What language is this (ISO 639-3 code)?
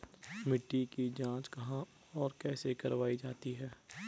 hin